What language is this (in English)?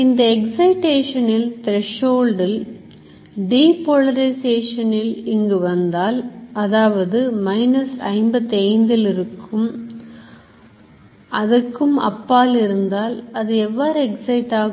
Tamil